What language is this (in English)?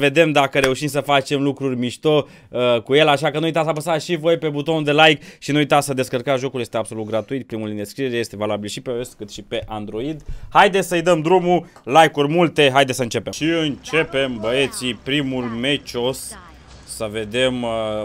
Romanian